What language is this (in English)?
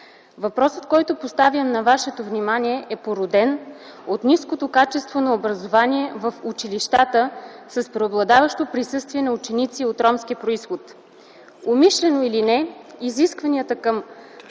Bulgarian